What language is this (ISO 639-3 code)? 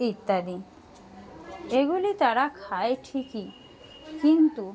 ben